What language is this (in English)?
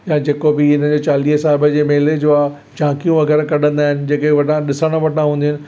Sindhi